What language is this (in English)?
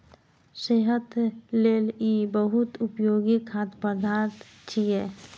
Maithili